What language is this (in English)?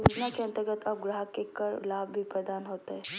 Magahi